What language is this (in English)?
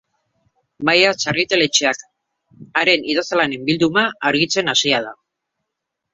Basque